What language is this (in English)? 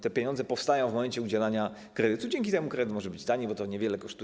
Polish